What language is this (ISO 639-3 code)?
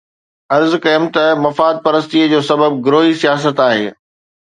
snd